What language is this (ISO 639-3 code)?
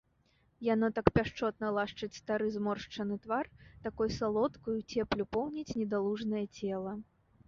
bel